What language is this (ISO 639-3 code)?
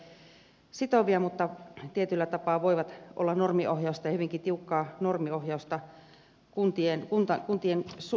fin